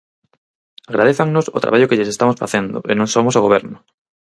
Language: Galician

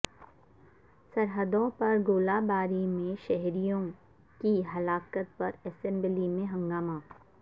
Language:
Urdu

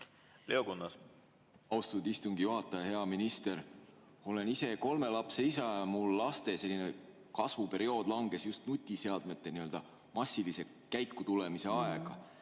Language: Estonian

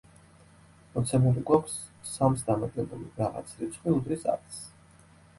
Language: Georgian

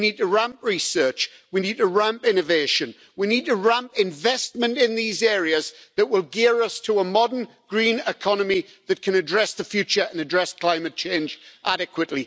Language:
English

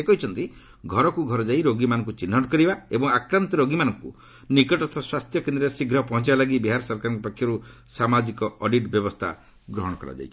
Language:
Odia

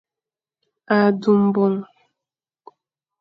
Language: Fang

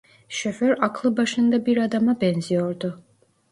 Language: Turkish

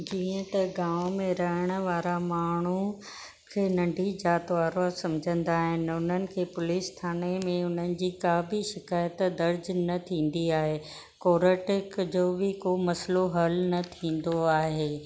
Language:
Sindhi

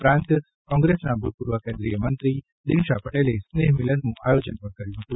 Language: Gujarati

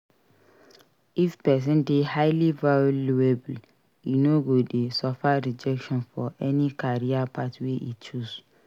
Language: Nigerian Pidgin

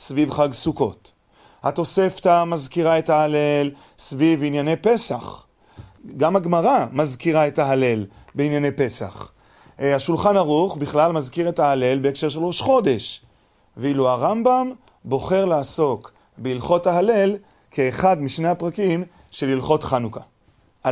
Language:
Hebrew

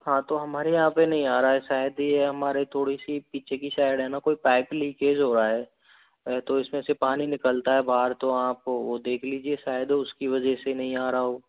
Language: Hindi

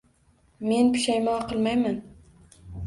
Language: Uzbek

